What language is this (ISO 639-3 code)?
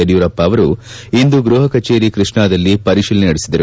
kan